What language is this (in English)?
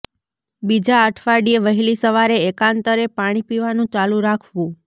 Gujarati